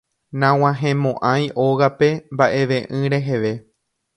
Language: Guarani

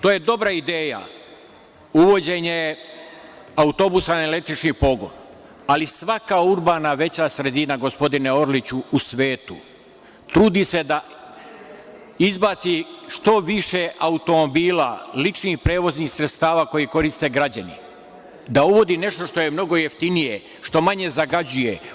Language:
Serbian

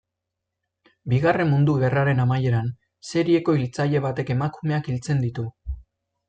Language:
Basque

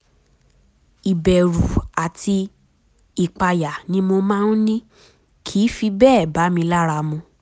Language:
Yoruba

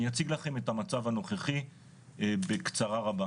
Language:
Hebrew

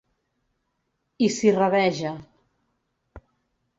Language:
Catalan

